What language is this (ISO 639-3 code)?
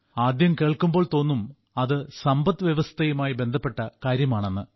mal